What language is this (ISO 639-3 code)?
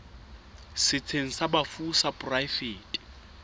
sot